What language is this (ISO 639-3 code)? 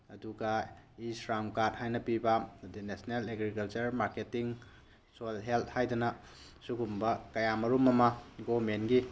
mni